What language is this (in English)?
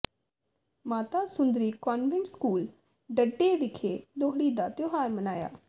Punjabi